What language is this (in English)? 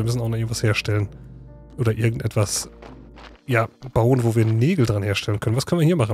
German